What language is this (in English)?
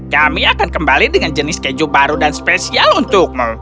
Indonesian